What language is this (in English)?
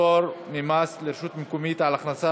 Hebrew